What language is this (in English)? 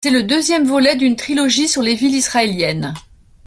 French